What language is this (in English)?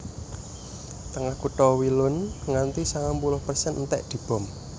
Javanese